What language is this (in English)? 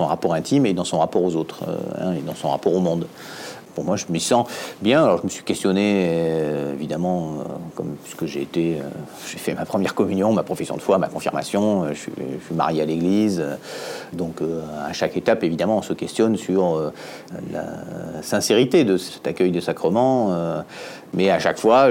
French